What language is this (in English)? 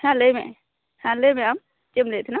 Santali